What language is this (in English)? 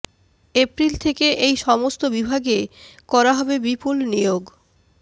Bangla